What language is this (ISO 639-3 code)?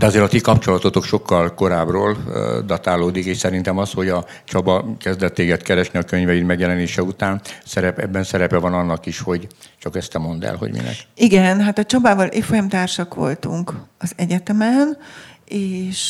hun